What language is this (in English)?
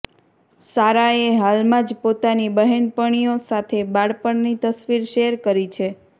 Gujarati